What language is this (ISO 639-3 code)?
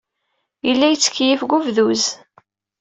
kab